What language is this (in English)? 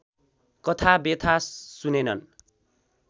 Nepali